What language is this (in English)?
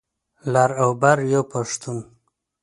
Pashto